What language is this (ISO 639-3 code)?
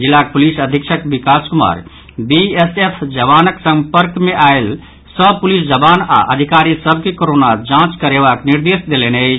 mai